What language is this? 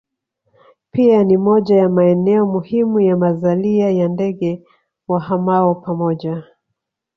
Swahili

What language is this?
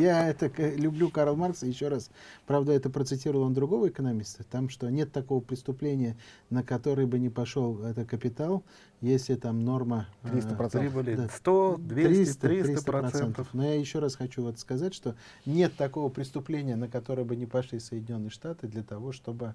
Russian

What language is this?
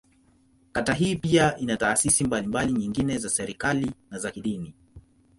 Swahili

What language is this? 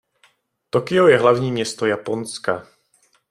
Czech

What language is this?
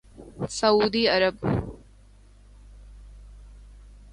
Urdu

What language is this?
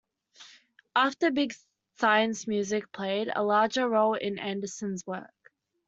English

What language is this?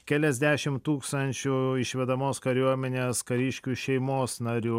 Lithuanian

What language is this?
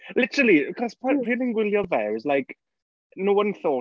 Welsh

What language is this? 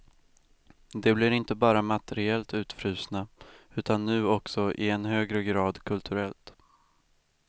Swedish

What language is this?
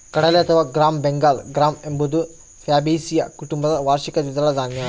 Kannada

